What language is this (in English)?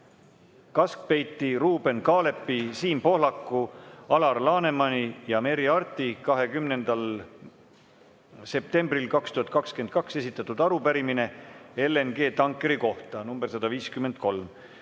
Estonian